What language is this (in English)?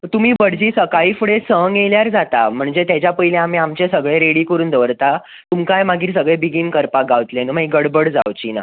Konkani